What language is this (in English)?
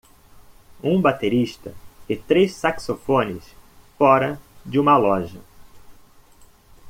Portuguese